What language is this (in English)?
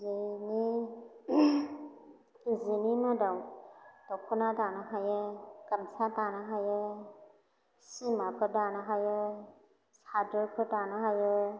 Bodo